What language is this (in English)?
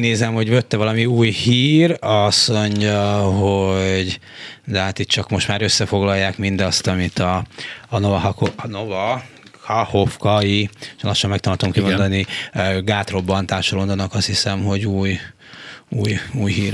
Hungarian